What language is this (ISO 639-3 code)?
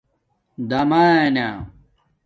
dmk